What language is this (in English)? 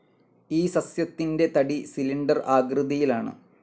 Malayalam